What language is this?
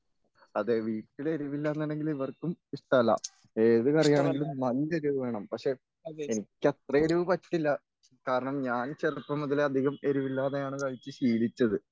Malayalam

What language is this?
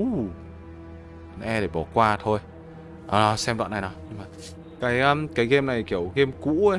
Vietnamese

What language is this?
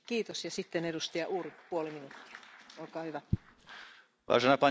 Slovak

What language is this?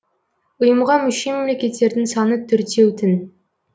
Kazakh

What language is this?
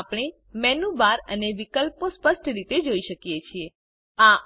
Gujarati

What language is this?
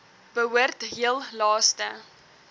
Afrikaans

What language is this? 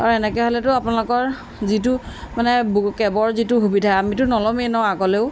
Assamese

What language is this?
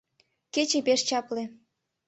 Mari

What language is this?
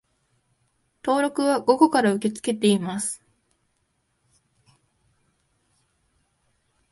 Japanese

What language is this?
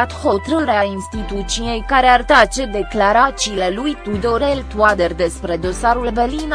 Romanian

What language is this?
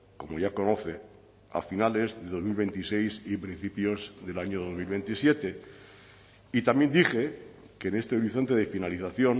Spanish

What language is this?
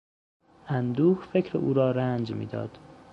Persian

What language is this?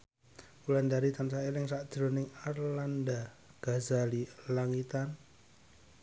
Javanese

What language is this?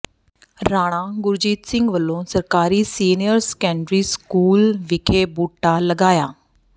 Punjabi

